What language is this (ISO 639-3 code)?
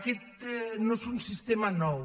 cat